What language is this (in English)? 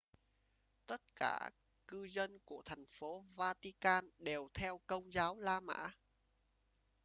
Vietnamese